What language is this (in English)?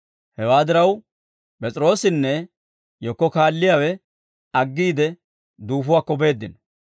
Dawro